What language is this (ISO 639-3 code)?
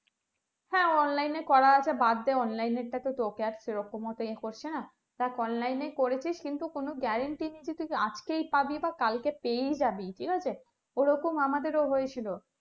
ben